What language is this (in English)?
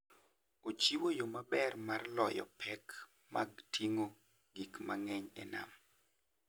Luo (Kenya and Tanzania)